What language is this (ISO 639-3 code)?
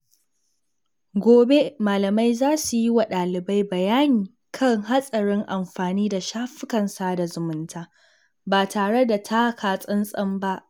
hau